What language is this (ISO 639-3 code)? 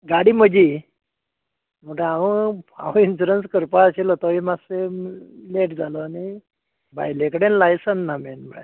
kok